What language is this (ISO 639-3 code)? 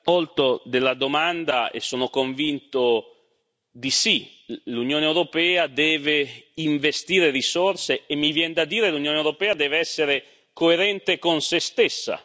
ita